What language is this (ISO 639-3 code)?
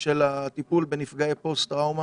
heb